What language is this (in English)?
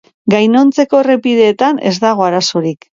Basque